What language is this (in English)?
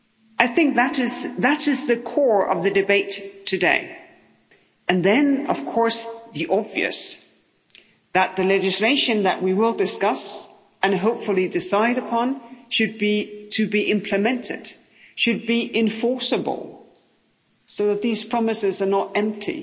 English